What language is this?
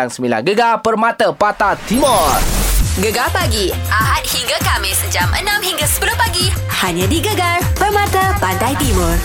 Malay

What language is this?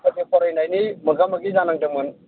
Bodo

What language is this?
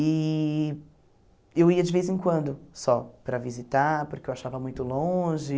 Portuguese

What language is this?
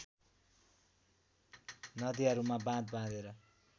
Nepali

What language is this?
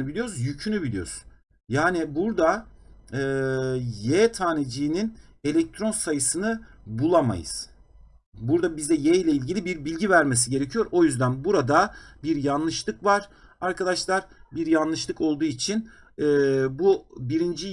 Turkish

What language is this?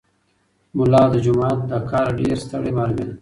Pashto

